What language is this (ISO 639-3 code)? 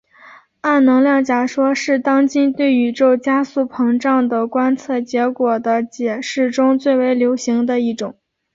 zho